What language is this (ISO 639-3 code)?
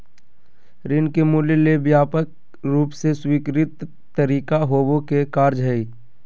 mag